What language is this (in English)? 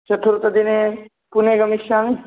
Sanskrit